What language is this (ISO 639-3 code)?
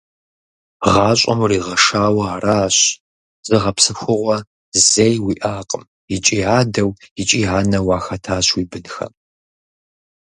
kbd